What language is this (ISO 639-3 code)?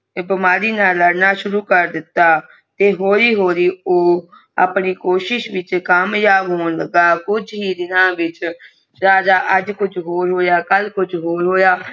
pan